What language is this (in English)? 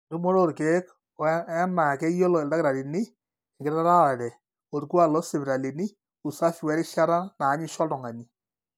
Masai